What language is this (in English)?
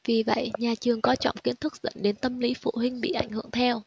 Vietnamese